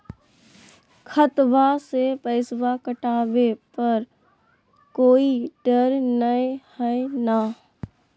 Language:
Magahi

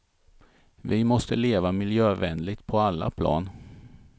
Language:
Swedish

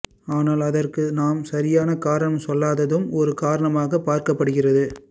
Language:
Tamil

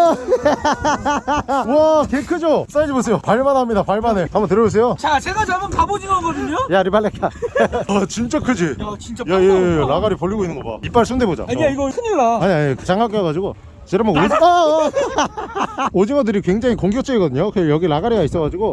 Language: Korean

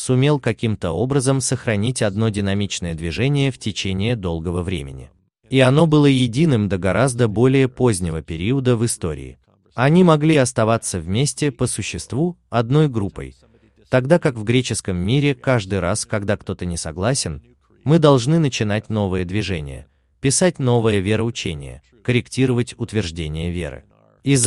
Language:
Russian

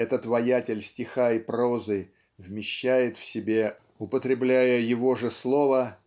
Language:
Russian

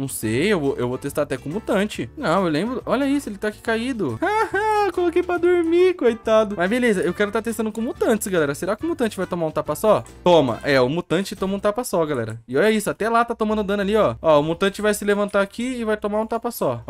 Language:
Portuguese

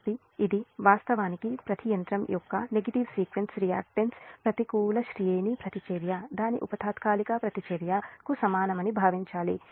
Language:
Telugu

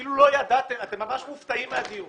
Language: Hebrew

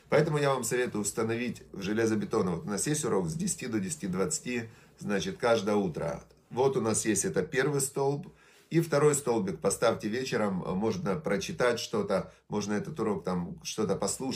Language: Russian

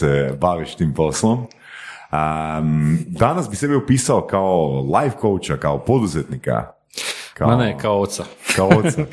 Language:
Croatian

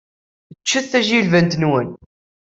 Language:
Kabyle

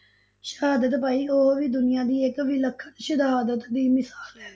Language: Punjabi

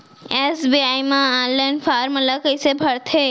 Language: Chhattisgarhi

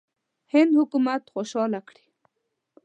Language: Pashto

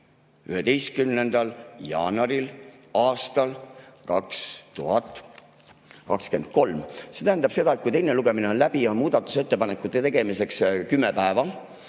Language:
Estonian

